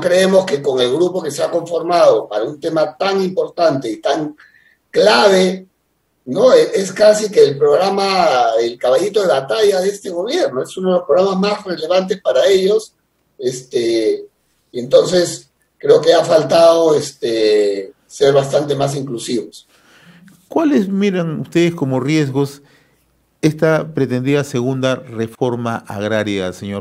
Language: Spanish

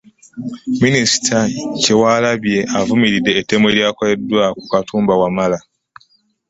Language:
Ganda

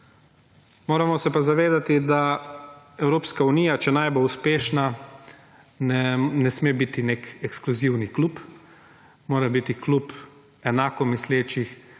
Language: Slovenian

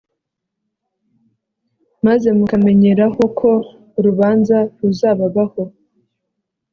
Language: Kinyarwanda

